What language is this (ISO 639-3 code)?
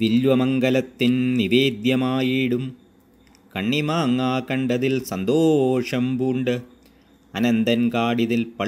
deu